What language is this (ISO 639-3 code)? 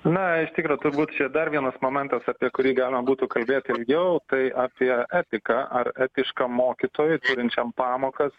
lit